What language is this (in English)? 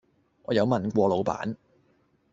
Cantonese